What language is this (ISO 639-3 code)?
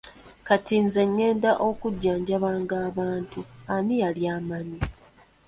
lug